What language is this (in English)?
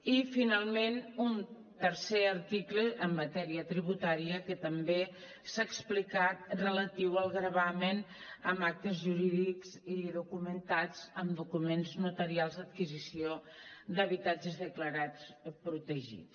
Catalan